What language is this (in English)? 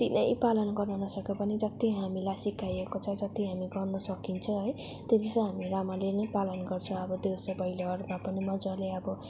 Nepali